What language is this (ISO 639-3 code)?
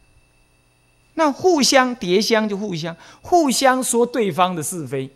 zho